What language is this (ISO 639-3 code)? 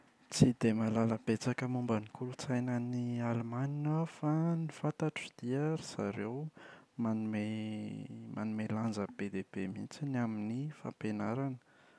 mlg